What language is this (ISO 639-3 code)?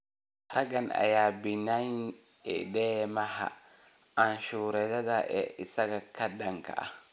som